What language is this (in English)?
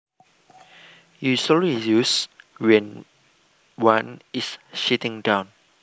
Javanese